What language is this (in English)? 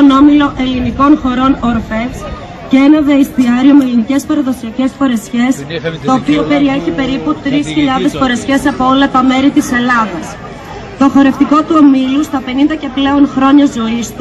Greek